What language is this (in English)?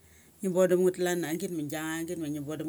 Mali